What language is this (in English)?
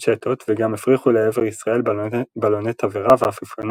Hebrew